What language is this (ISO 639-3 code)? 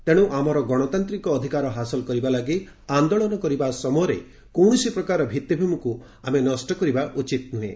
ori